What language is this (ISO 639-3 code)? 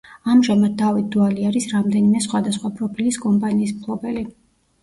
kat